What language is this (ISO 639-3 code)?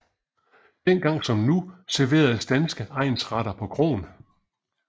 dan